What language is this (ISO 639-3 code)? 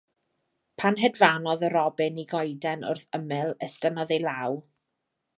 cym